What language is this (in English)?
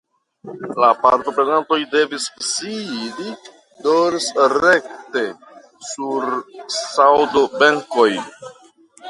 Esperanto